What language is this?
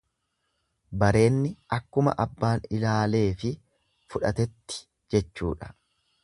Oromo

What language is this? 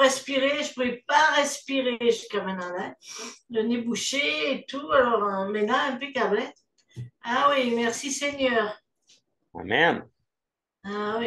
French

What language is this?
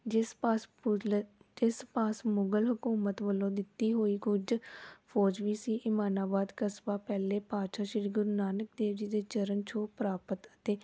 Punjabi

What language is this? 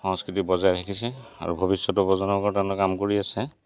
Assamese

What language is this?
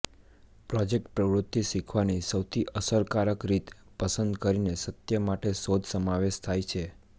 Gujarati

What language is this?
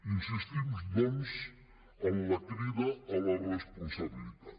Catalan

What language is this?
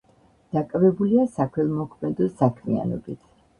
Georgian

